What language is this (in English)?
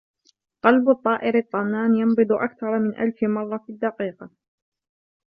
Arabic